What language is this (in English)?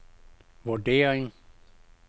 Danish